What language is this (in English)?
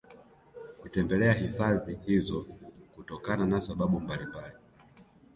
Swahili